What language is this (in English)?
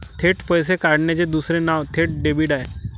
Marathi